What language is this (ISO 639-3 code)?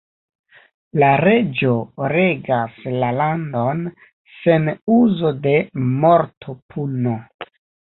epo